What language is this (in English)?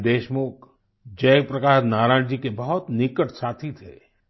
Hindi